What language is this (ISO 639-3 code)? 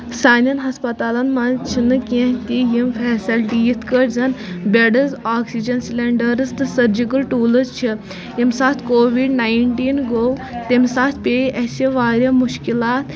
kas